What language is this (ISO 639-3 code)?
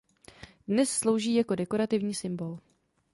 ces